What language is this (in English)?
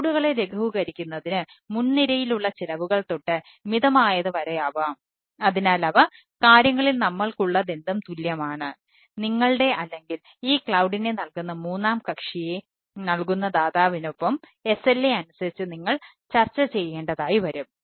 Malayalam